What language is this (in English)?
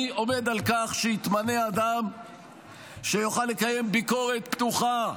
Hebrew